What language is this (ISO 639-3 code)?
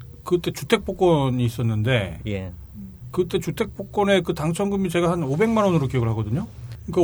kor